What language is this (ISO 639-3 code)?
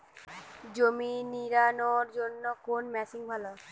ben